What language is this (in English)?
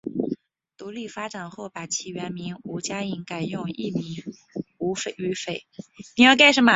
Chinese